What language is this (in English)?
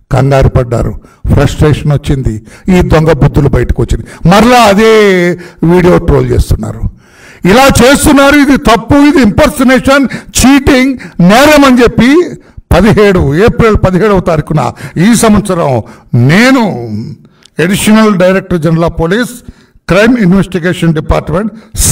Hindi